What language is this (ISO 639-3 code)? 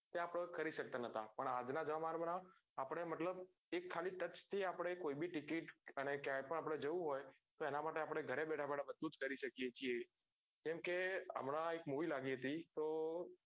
guj